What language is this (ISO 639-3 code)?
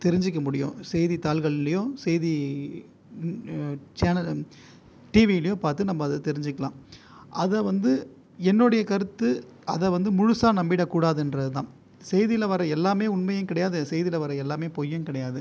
tam